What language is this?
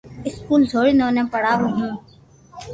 Loarki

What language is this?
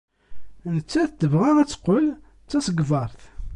Kabyle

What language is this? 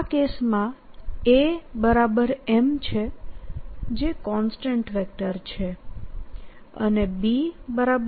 Gujarati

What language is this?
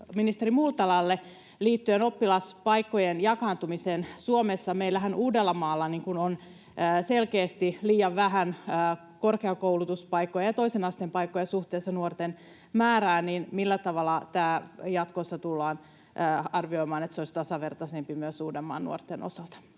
Finnish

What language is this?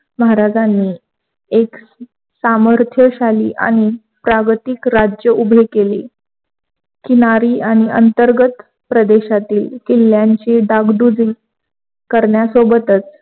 Marathi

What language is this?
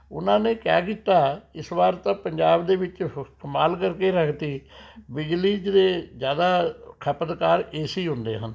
Punjabi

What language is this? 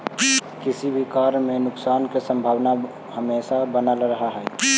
Magahi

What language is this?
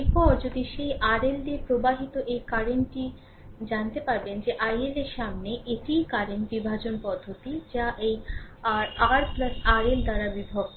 Bangla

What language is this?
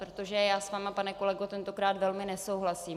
Czech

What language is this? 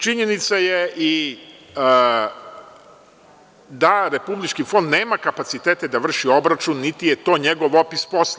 Serbian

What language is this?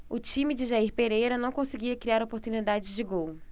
Portuguese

